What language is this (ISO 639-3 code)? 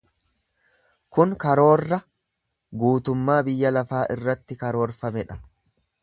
orm